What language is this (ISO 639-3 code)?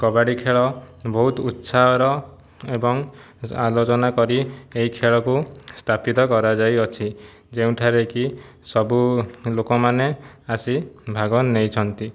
ori